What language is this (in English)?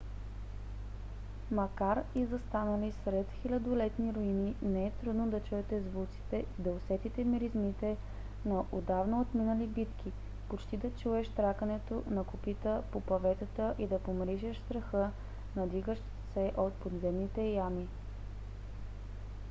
Bulgarian